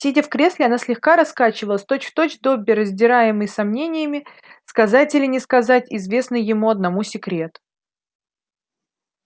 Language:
Russian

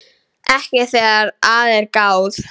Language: Icelandic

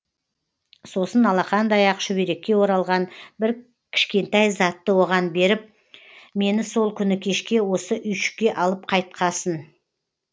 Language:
Kazakh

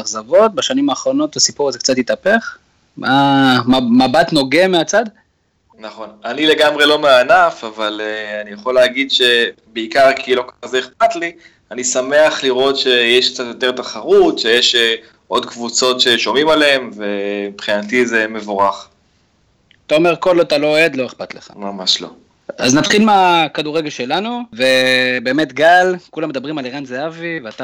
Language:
Hebrew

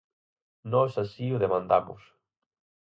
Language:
Galician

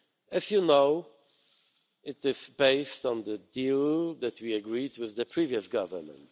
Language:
English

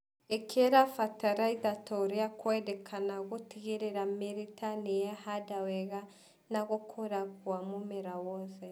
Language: Kikuyu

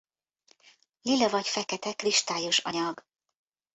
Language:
Hungarian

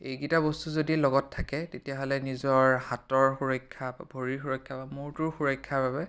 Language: Assamese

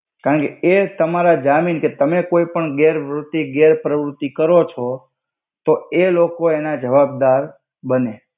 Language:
Gujarati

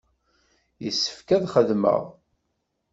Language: Kabyle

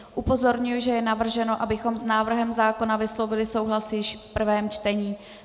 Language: Czech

